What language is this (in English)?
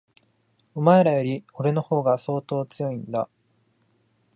Japanese